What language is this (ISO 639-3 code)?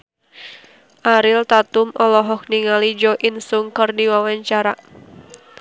sun